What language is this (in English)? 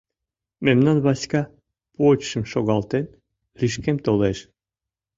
Mari